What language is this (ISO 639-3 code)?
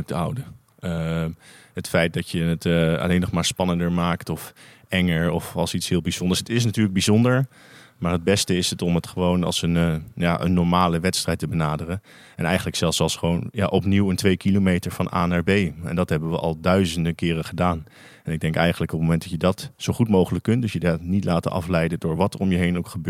nld